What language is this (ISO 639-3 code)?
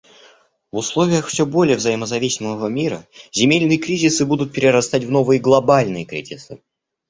rus